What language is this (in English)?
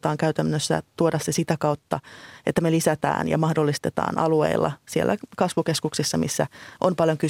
Finnish